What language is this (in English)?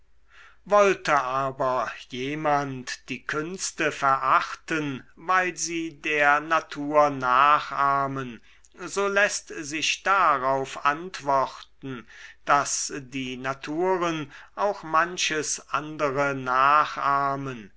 German